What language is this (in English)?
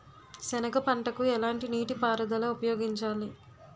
Telugu